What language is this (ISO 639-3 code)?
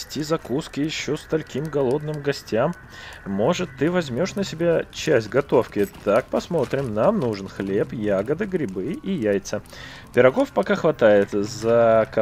rus